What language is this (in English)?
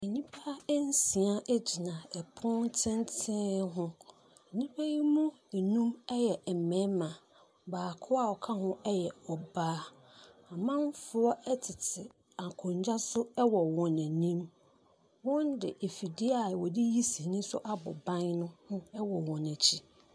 Akan